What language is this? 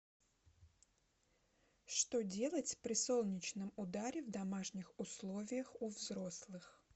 Russian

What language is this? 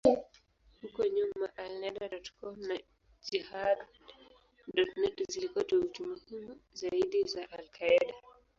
Swahili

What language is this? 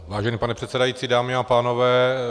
Czech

